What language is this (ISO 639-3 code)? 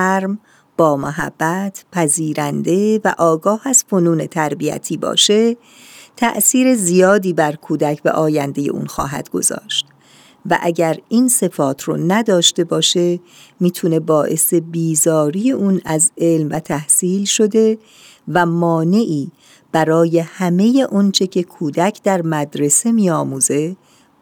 fas